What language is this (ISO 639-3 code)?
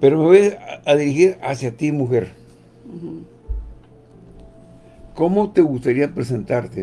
spa